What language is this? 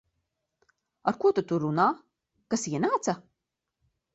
Latvian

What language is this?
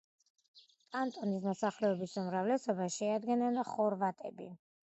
Georgian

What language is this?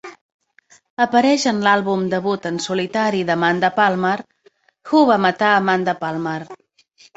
Catalan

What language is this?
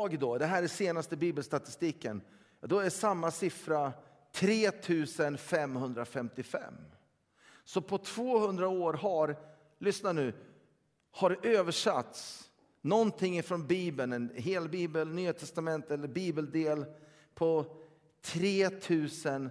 Swedish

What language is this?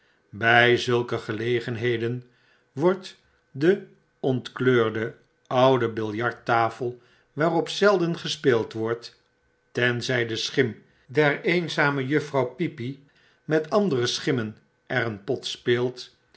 Dutch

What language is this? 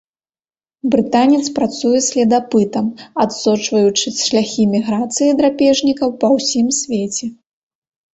Belarusian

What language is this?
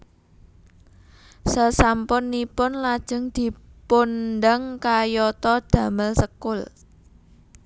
Javanese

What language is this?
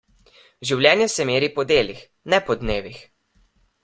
Slovenian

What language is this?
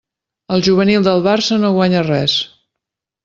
Catalan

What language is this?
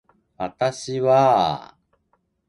Japanese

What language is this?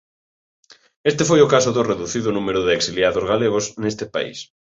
Galician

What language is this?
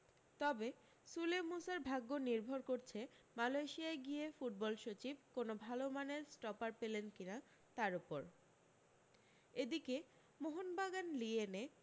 Bangla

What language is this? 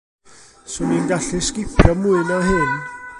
Welsh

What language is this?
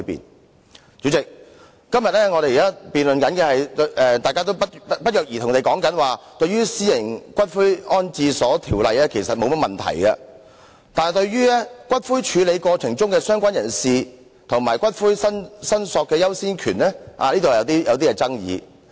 Cantonese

